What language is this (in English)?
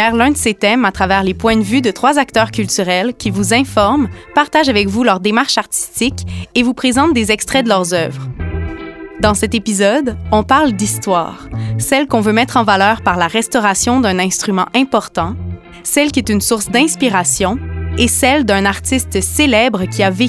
French